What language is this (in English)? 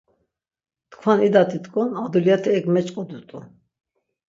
Laz